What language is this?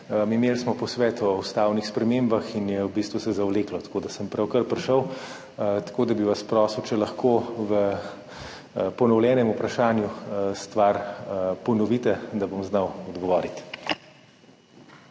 Slovenian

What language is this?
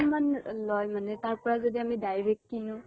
Assamese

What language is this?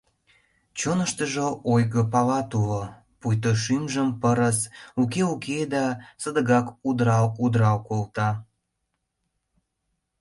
Mari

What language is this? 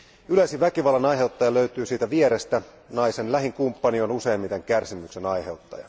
Finnish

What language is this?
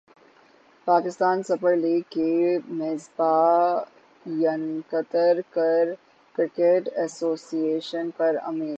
Urdu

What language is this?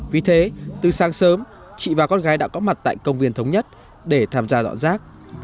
Vietnamese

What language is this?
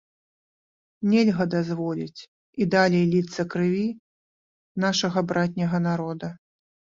Belarusian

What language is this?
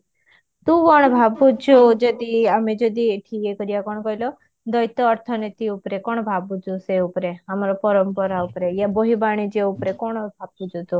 Odia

